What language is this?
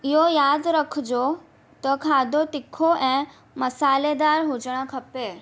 Sindhi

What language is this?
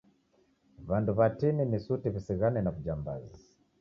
Taita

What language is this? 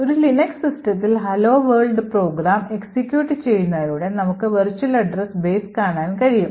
Malayalam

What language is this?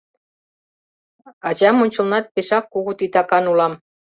Mari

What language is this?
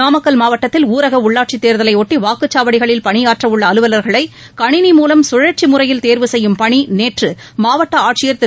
Tamil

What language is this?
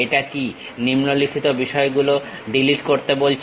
Bangla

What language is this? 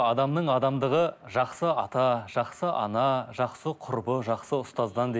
Kazakh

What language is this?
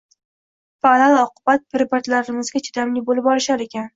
Uzbek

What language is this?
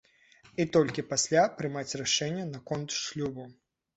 Belarusian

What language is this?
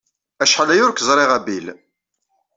Kabyle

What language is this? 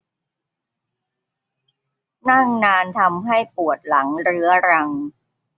Thai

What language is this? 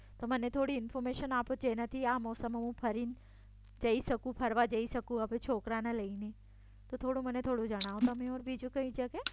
Gujarati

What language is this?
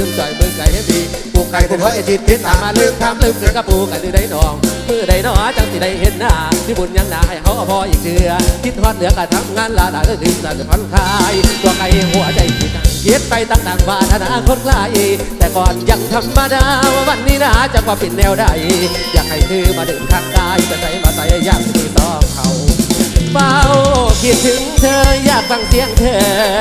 Thai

